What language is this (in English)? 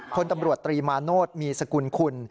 Thai